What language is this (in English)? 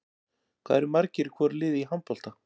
Icelandic